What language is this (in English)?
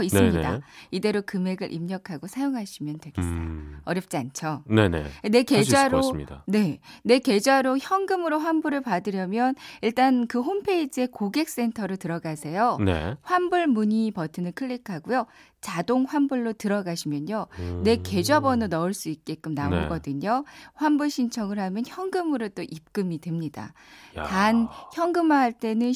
Korean